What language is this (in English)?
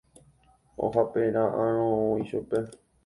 Guarani